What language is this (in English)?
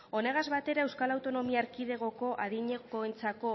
Basque